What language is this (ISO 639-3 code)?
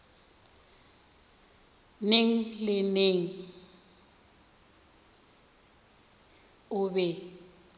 nso